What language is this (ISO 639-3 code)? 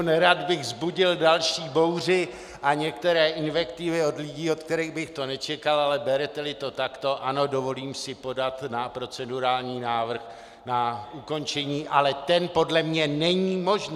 ces